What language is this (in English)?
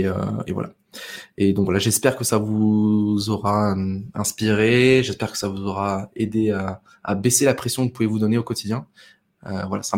French